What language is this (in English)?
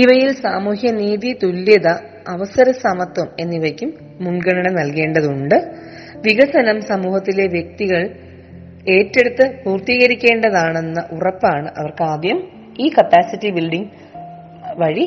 Malayalam